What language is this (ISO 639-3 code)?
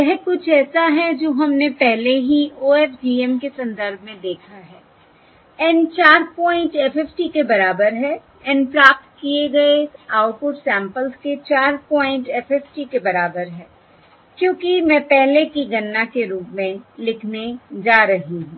hin